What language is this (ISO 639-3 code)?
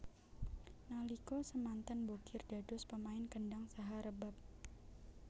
jav